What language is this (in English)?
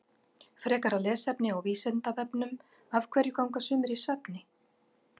Icelandic